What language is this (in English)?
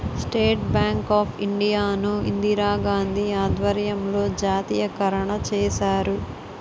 Telugu